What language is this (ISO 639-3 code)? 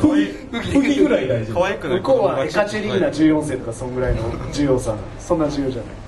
jpn